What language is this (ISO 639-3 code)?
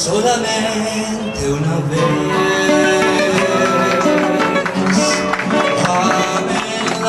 ell